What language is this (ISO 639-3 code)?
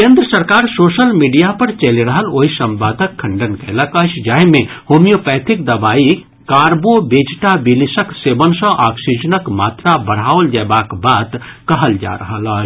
mai